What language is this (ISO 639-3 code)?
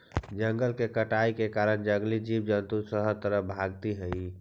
mag